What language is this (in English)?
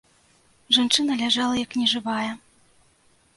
Belarusian